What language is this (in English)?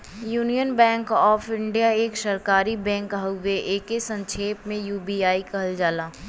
Bhojpuri